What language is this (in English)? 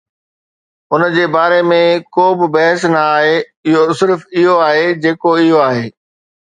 Sindhi